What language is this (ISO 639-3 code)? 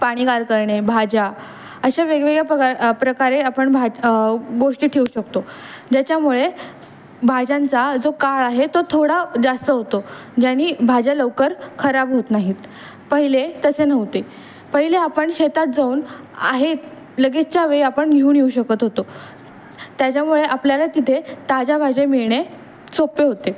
mar